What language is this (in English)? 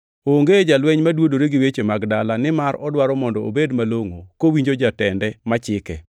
Luo (Kenya and Tanzania)